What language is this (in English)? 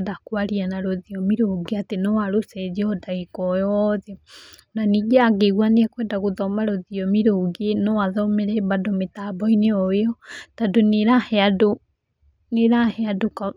Kikuyu